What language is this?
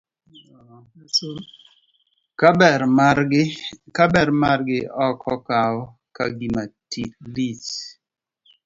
Luo (Kenya and Tanzania)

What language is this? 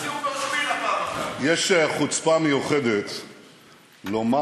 Hebrew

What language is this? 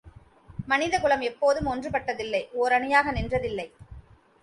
Tamil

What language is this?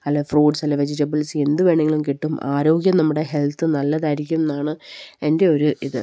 Malayalam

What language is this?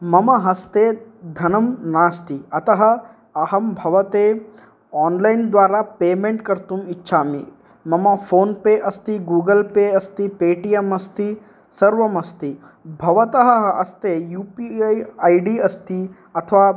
Sanskrit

